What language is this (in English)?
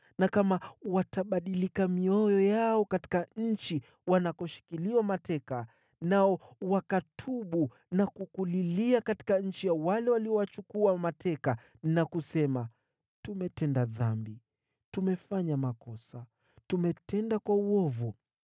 Swahili